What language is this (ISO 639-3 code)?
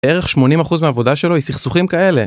heb